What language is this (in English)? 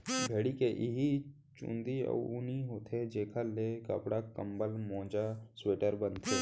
Chhattisgarhi